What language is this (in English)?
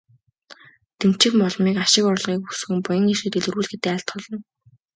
Mongolian